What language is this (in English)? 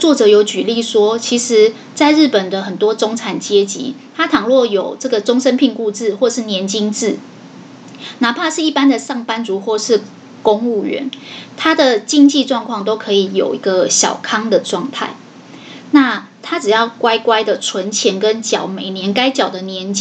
Chinese